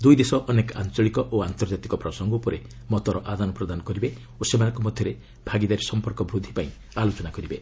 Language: Odia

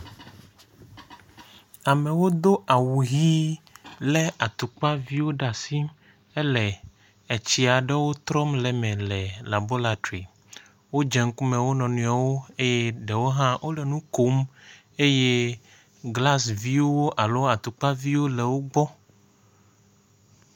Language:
Ewe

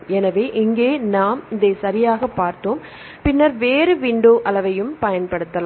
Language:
Tamil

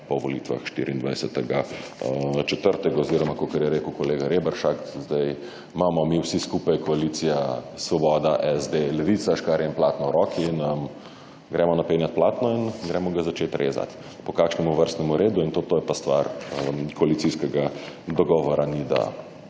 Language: Slovenian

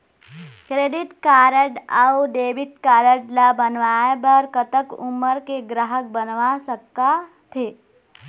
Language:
Chhattisgarhi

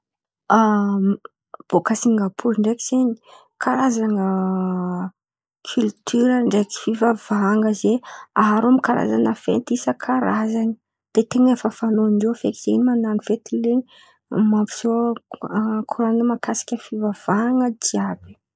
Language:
Antankarana Malagasy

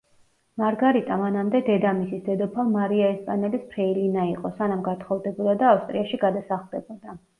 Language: Georgian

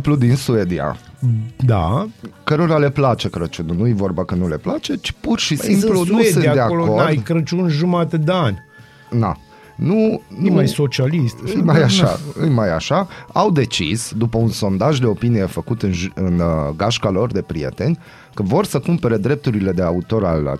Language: Romanian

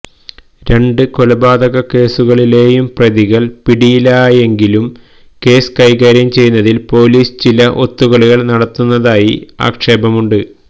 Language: Malayalam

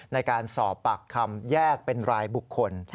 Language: Thai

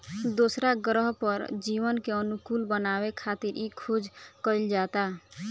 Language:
Bhojpuri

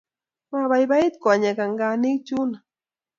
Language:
Kalenjin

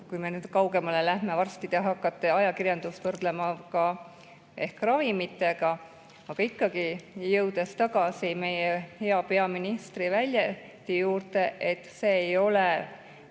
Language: Estonian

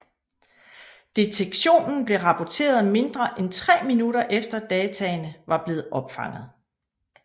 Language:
Danish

